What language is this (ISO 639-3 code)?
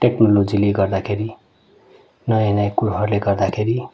nep